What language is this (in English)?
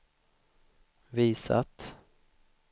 Swedish